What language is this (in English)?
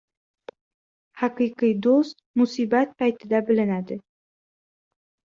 Uzbek